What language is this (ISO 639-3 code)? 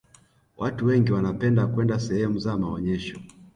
swa